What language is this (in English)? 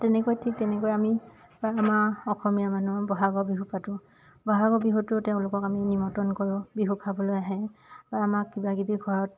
Assamese